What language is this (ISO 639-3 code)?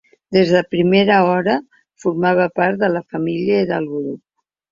cat